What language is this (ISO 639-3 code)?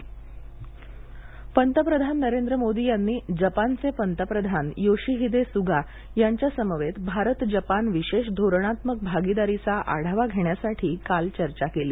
mar